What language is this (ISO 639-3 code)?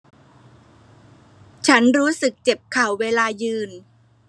tha